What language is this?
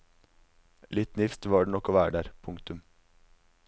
Norwegian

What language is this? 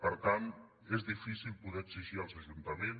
Catalan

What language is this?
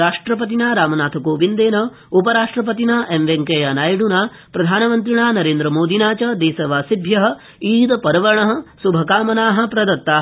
Sanskrit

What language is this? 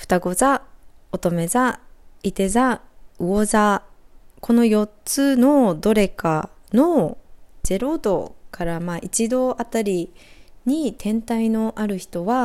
Japanese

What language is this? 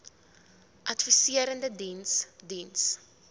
Afrikaans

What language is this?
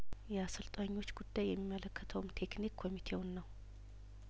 Amharic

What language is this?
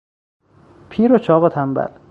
Persian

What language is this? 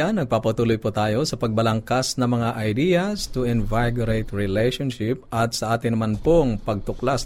Filipino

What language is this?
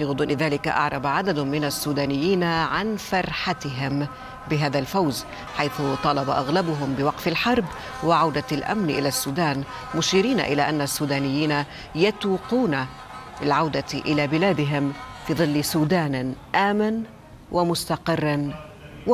Arabic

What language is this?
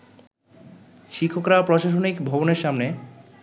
Bangla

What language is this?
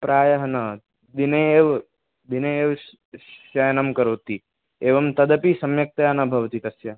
Sanskrit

